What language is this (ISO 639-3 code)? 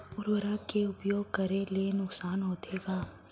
hne